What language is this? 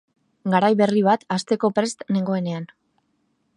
Basque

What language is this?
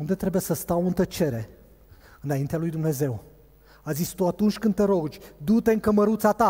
Romanian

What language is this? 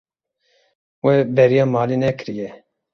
Kurdish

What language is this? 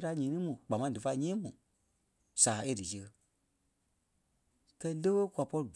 Kpelle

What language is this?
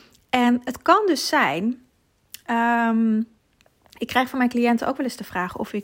Dutch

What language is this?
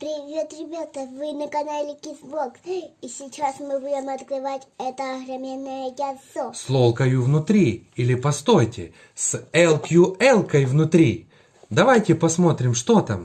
Russian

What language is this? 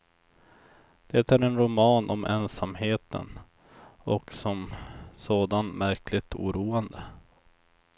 Swedish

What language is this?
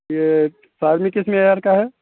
Urdu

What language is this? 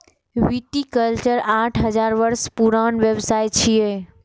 Maithili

